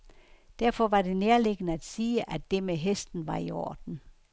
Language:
Danish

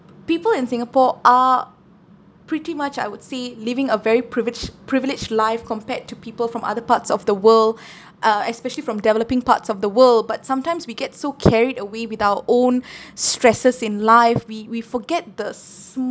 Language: English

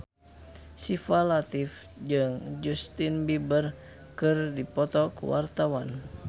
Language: Sundanese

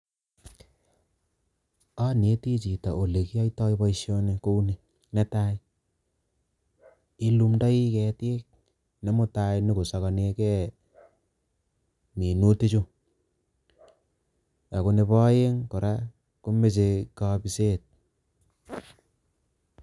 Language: Kalenjin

